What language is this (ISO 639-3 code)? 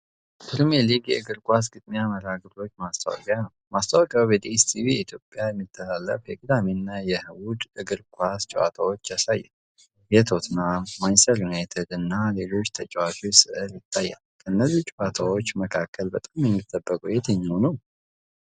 amh